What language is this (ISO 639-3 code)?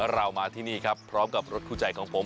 tha